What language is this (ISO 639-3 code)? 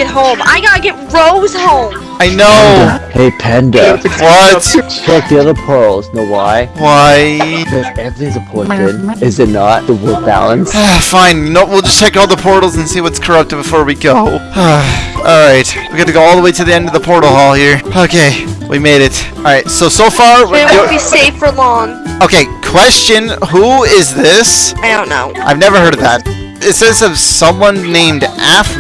eng